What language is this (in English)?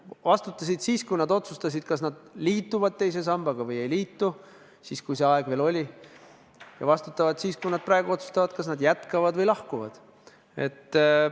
Estonian